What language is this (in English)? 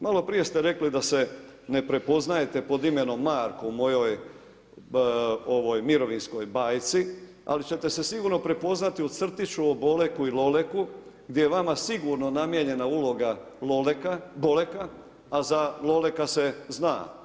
Croatian